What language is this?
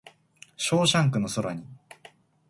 Japanese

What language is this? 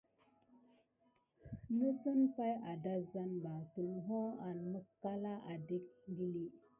Gidar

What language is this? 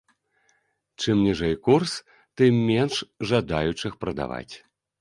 Belarusian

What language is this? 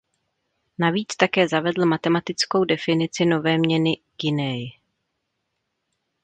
Czech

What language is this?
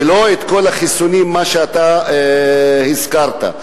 Hebrew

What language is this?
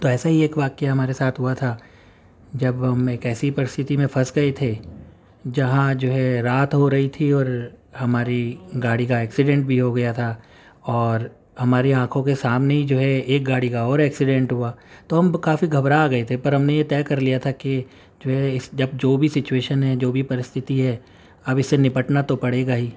Urdu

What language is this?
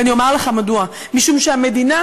Hebrew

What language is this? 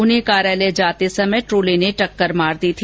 Hindi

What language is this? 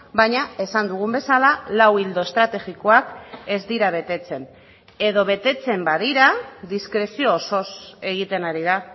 Basque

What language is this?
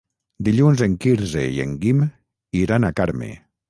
Catalan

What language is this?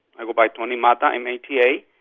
English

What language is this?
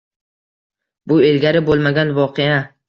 Uzbek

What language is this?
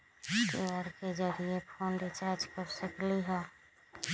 Magahi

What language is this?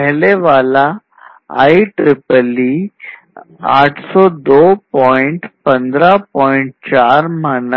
Hindi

